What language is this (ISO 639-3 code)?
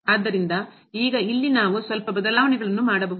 kan